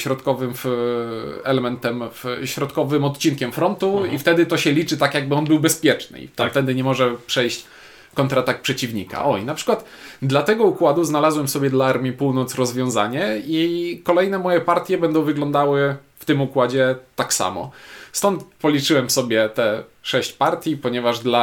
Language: Polish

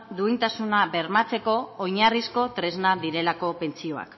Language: Basque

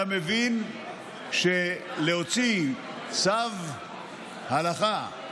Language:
Hebrew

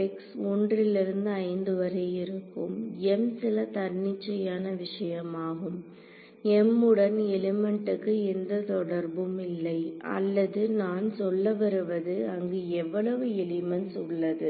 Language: Tamil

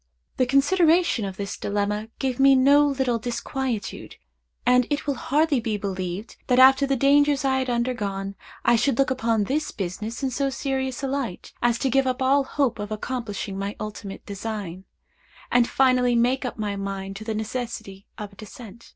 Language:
English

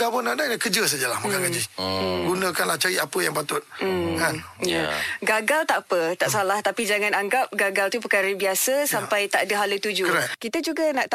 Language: Malay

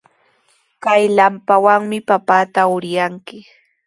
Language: Sihuas Ancash Quechua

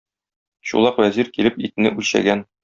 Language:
Tatar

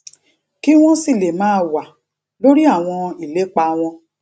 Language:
Yoruba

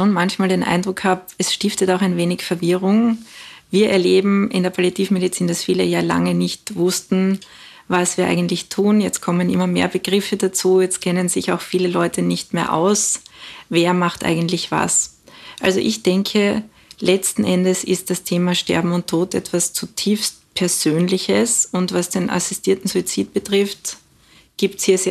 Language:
German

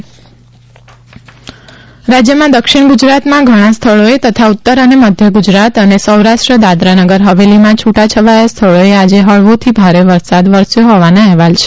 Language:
Gujarati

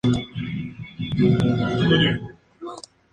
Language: Spanish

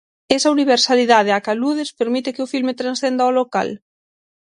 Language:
Galician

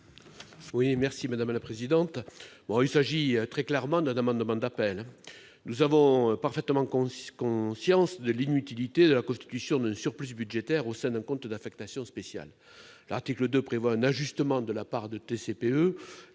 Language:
French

